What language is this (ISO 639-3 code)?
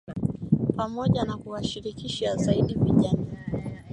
swa